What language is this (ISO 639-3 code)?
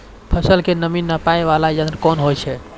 mai